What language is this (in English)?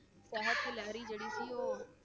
Punjabi